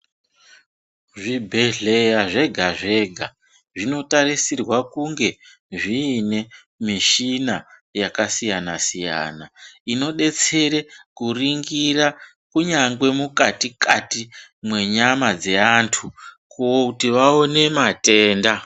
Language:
Ndau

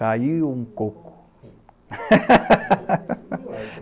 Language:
Portuguese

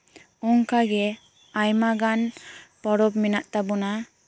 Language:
Santali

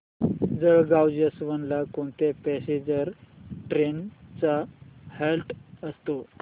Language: Marathi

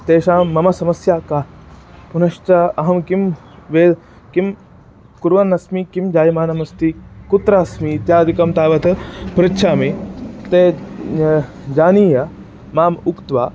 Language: Sanskrit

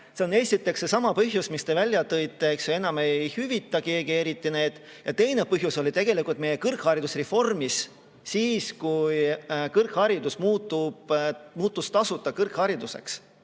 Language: Estonian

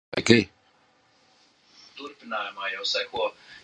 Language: English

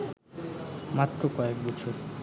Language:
Bangla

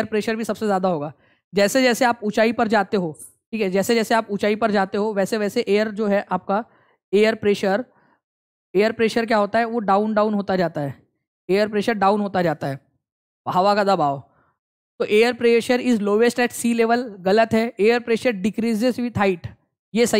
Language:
Hindi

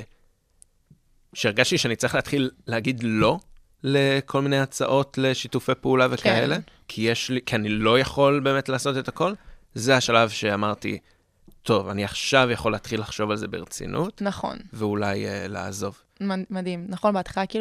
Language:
Hebrew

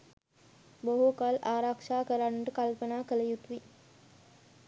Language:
Sinhala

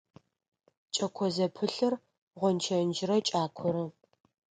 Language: Adyghe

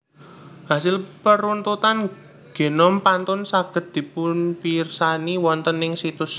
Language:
Javanese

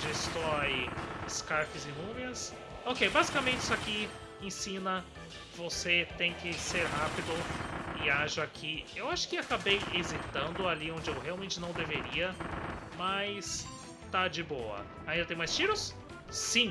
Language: Portuguese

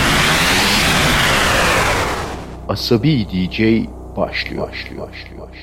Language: Turkish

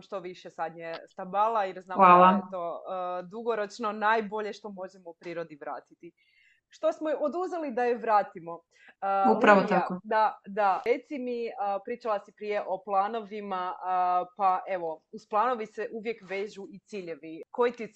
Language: Croatian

